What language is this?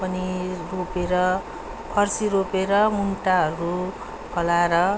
Nepali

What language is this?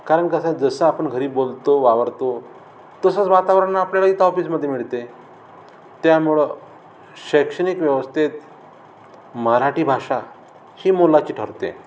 Marathi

